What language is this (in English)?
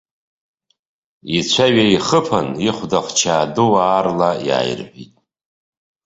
Abkhazian